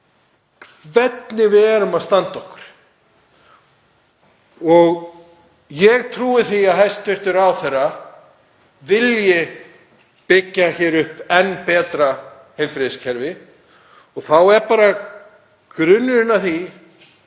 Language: Icelandic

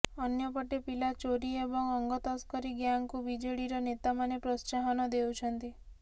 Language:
Odia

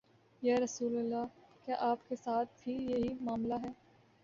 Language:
Urdu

